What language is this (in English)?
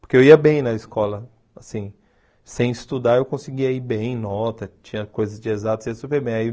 Portuguese